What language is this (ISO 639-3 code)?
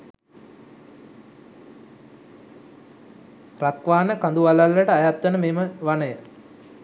sin